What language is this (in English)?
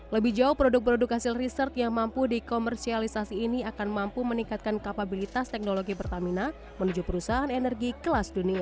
Indonesian